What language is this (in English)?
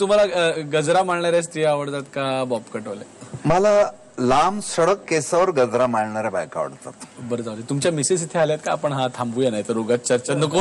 Marathi